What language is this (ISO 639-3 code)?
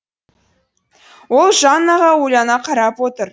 kaz